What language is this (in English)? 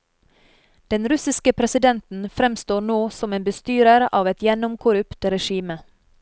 Norwegian